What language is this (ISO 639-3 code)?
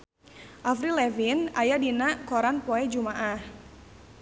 sun